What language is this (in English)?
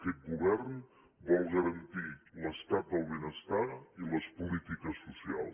Catalan